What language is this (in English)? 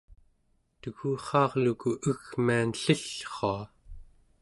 Central Yupik